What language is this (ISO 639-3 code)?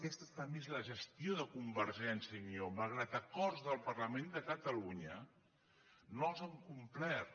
cat